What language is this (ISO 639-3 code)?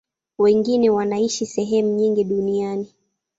swa